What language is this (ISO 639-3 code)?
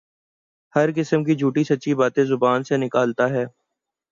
urd